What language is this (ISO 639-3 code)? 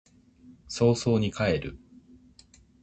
jpn